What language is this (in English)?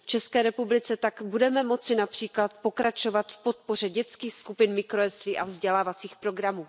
Czech